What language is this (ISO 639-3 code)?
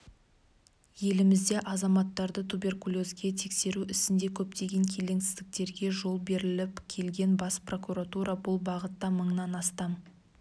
kaz